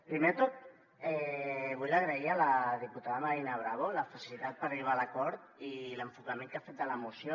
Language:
Catalan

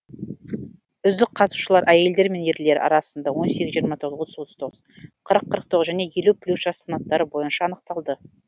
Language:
Kazakh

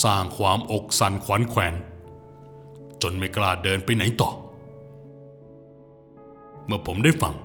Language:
Thai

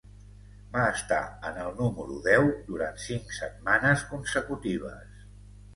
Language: Catalan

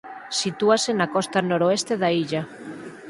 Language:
Galician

